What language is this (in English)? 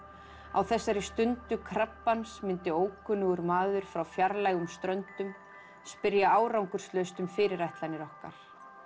Icelandic